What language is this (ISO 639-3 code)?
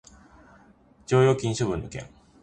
jpn